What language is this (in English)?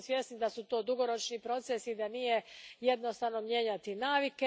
Croatian